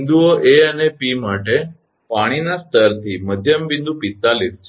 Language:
Gujarati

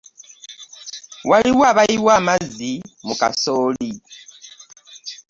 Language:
Ganda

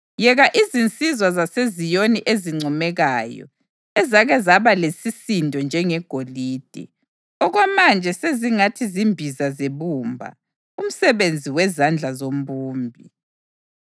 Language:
North Ndebele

